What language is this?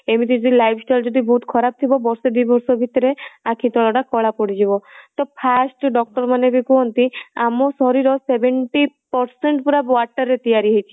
Odia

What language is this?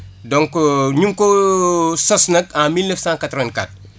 Wolof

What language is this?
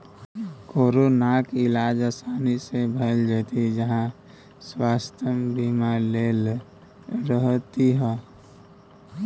Maithili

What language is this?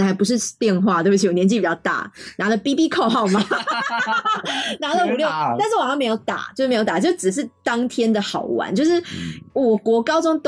Chinese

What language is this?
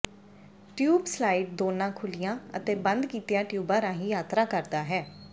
Punjabi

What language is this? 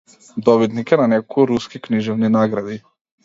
Macedonian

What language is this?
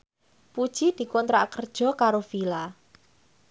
Javanese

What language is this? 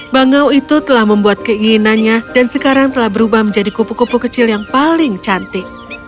Indonesian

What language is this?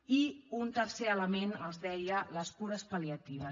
Catalan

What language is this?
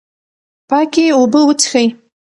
Pashto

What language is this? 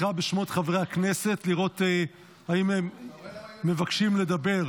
Hebrew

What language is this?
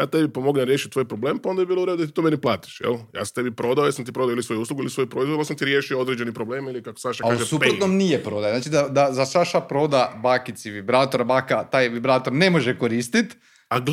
Croatian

